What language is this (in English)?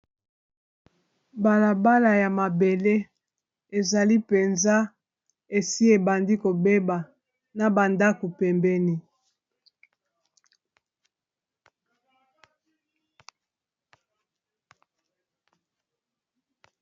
Lingala